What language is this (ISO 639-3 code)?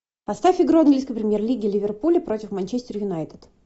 rus